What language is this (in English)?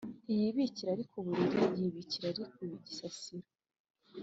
Kinyarwanda